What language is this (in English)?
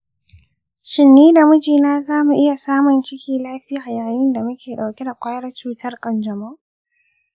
Hausa